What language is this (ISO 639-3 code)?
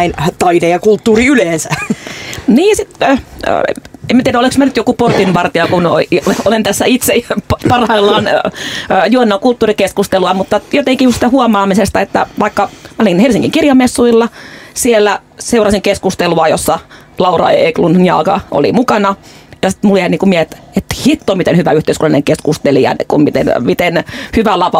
fin